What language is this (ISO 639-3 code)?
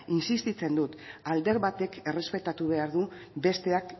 eus